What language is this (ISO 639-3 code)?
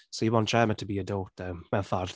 cym